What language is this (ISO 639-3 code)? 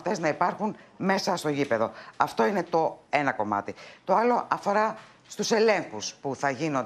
ell